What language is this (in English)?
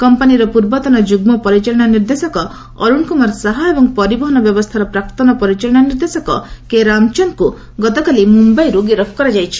Odia